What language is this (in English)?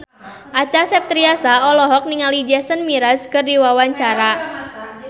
Sundanese